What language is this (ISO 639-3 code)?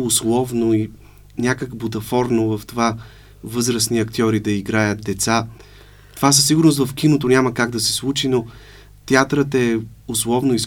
bul